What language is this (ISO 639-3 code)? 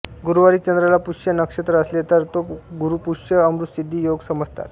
mar